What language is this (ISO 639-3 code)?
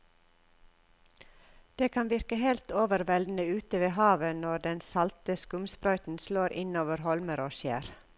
nor